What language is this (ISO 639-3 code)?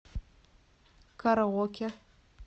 rus